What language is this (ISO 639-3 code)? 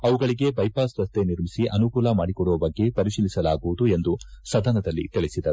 kan